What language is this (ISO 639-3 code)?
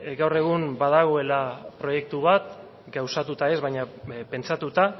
eus